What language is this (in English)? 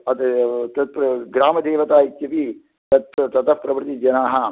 Sanskrit